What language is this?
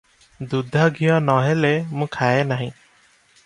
Odia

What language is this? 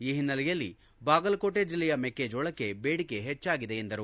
Kannada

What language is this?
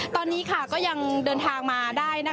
Thai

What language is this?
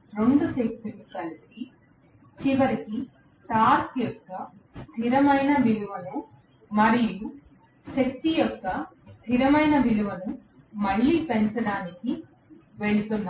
Telugu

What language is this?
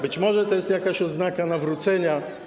Polish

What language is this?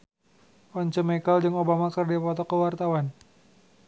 Sundanese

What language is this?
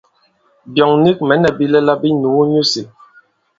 Bankon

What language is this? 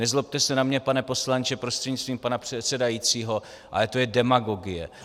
Czech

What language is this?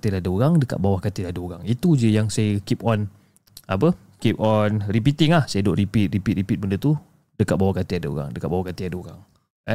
Malay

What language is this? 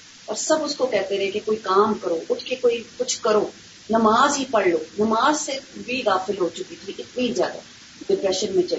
Urdu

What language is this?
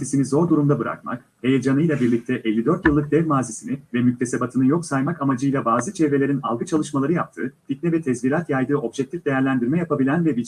Turkish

